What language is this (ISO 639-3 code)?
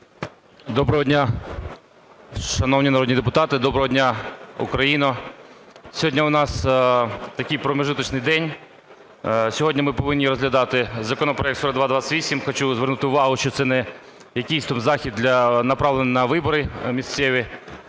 ukr